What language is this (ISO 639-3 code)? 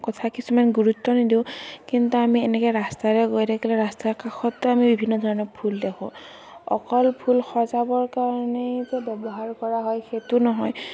asm